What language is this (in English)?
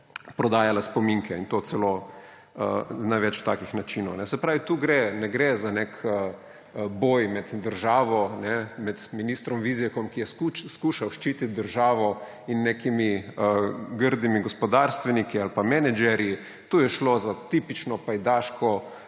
Slovenian